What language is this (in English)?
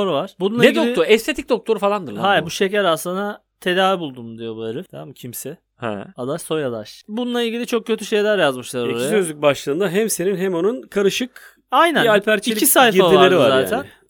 Turkish